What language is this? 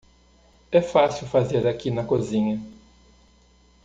Portuguese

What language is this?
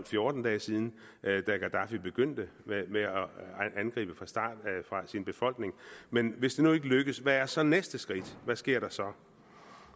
Danish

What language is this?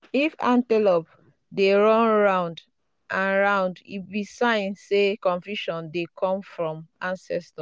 Nigerian Pidgin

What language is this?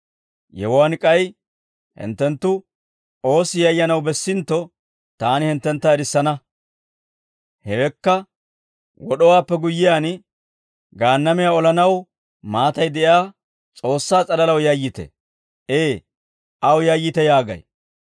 Dawro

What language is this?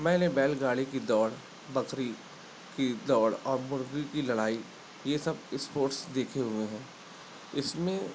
Urdu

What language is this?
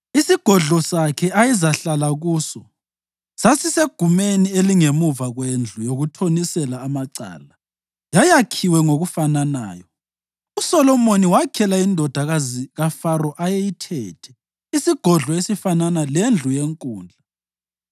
North Ndebele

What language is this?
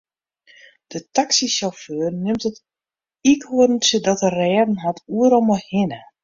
Western Frisian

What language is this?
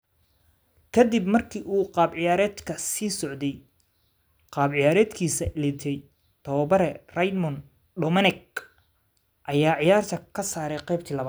Somali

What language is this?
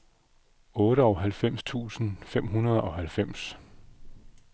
Danish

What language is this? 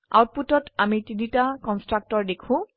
Assamese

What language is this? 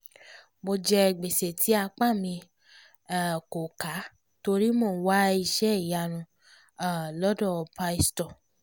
Yoruba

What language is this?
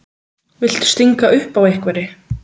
Icelandic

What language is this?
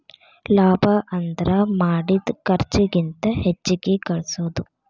Kannada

